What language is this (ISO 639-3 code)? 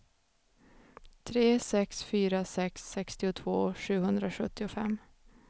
swe